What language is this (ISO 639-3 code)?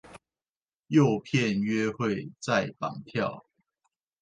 zho